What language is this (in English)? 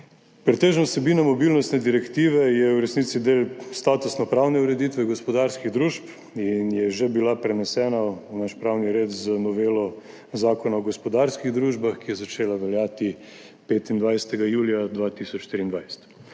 Slovenian